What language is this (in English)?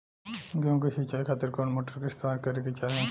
Bhojpuri